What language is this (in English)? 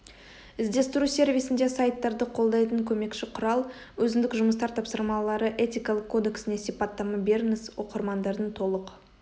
Kazakh